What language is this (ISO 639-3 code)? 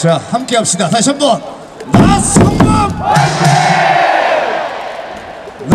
kor